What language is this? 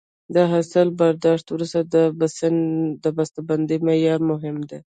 Pashto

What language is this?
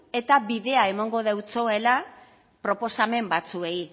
Basque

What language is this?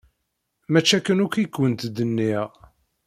Kabyle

